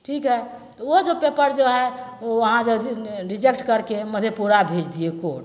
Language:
Maithili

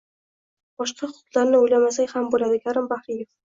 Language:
Uzbek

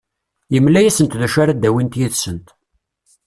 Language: Kabyle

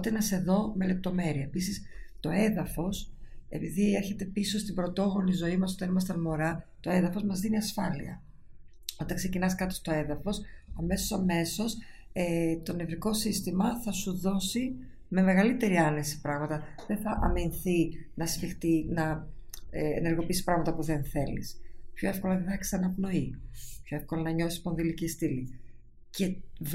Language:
Greek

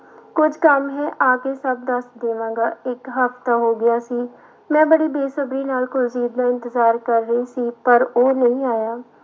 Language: Punjabi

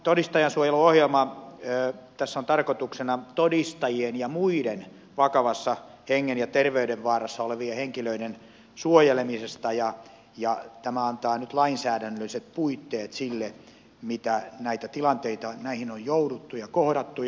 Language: Finnish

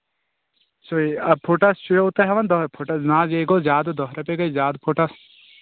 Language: Kashmiri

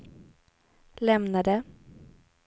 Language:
Swedish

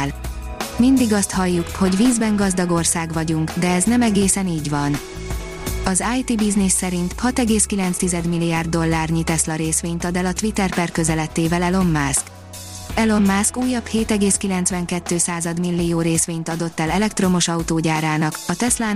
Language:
Hungarian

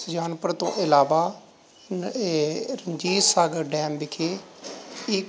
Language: Punjabi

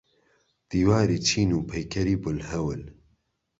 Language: Central Kurdish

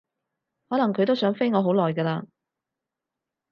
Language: Cantonese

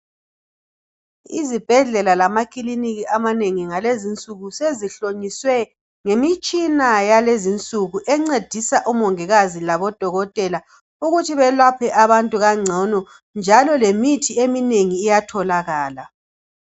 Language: North Ndebele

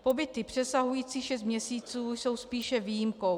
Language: Czech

